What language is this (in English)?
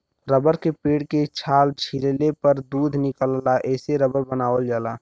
Bhojpuri